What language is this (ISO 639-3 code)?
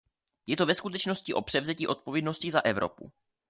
ces